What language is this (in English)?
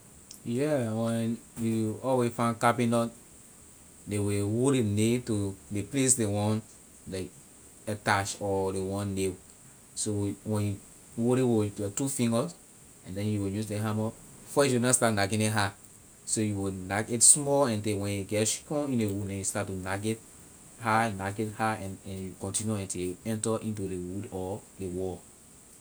Liberian English